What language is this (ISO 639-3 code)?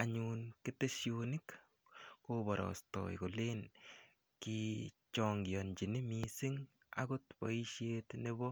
kln